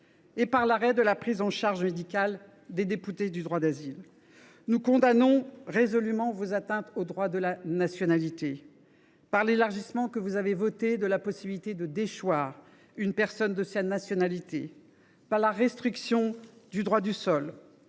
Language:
French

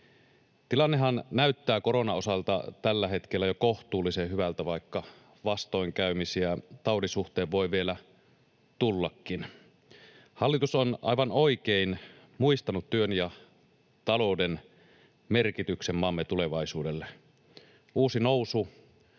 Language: Finnish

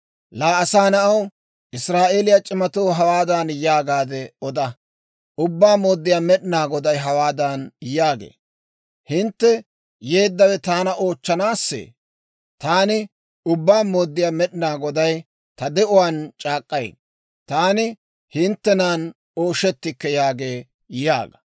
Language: Dawro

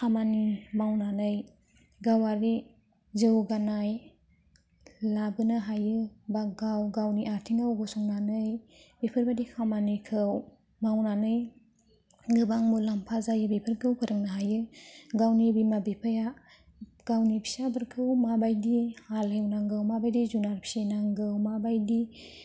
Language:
Bodo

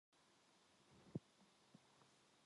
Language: Korean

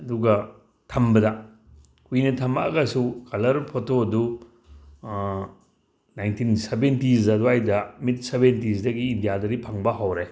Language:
Manipuri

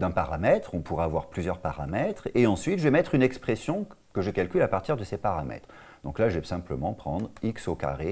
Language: French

